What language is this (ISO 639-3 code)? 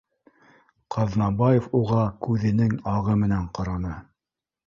bak